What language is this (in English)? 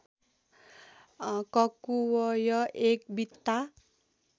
Nepali